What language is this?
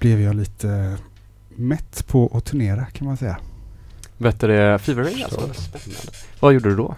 Swedish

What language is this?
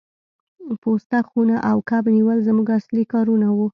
Pashto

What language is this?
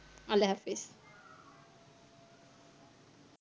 Bangla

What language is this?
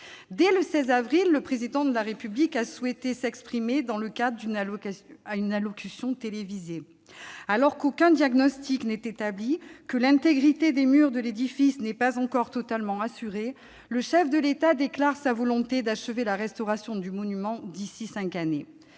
French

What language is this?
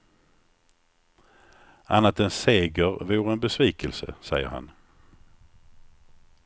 Swedish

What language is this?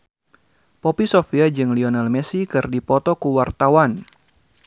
Sundanese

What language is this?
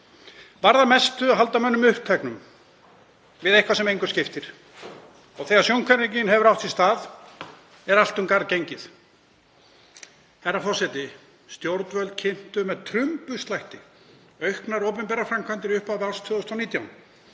Icelandic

